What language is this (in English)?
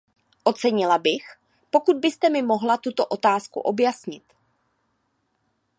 Czech